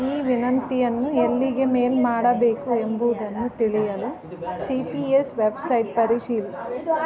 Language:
Kannada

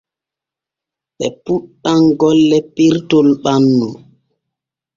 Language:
Borgu Fulfulde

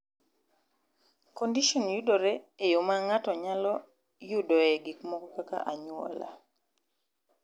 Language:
Luo (Kenya and Tanzania)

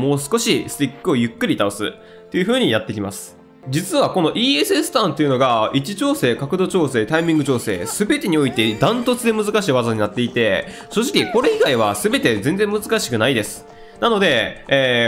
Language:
Japanese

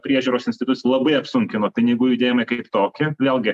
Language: Lithuanian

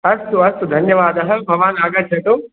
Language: Sanskrit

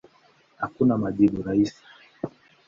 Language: Swahili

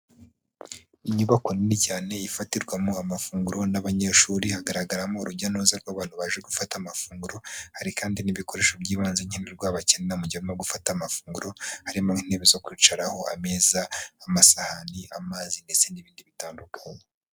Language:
Kinyarwanda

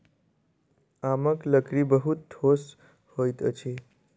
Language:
Maithili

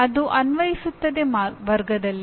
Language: Kannada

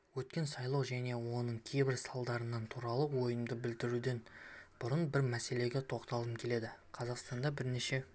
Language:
Kazakh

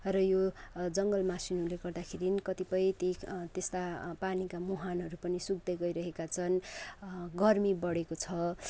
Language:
Nepali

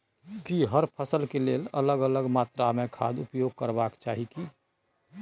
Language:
Maithili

